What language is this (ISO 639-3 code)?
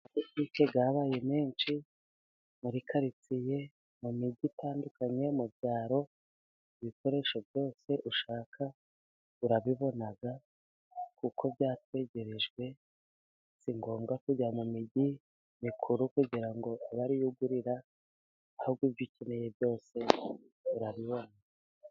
kin